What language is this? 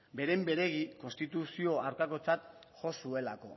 Basque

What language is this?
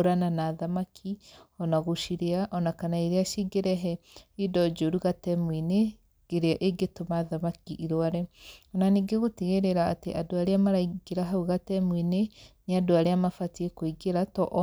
Kikuyu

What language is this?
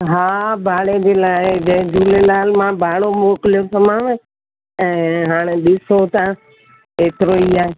Sindhi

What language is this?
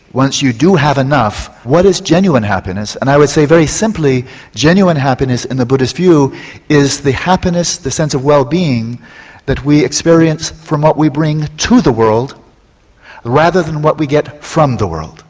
English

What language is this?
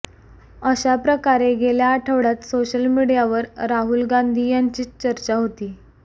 Marathi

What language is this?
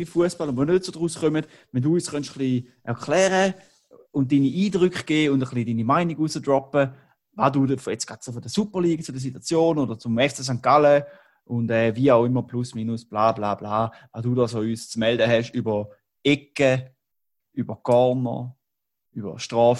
German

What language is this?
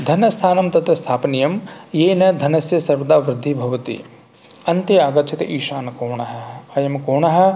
Sanskrit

